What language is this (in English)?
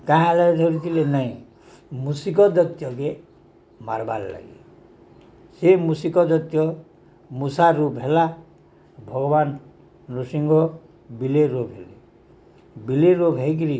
Odia